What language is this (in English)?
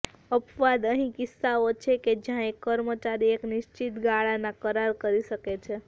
Gujarati